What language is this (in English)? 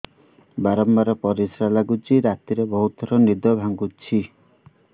Odia